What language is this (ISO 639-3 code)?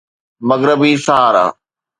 snd